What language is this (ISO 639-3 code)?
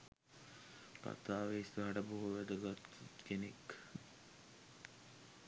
sin